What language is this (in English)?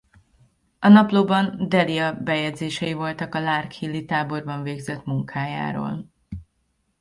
Hungarian